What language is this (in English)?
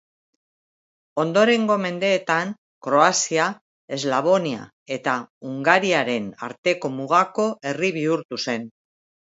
Basque